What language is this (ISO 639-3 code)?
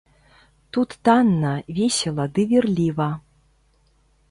bel